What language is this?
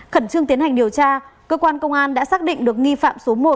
Vietnamese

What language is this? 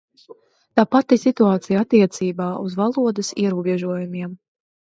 Latvian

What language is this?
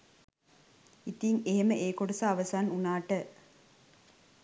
Sinhala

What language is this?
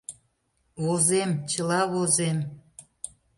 Mari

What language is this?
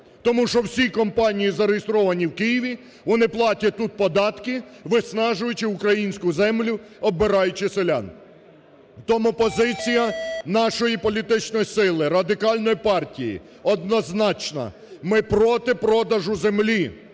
Ukrainian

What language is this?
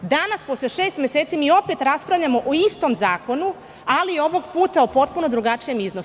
Serbian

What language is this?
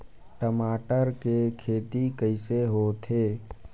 Chhattisgarhi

